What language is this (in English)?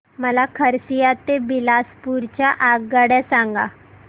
Marathi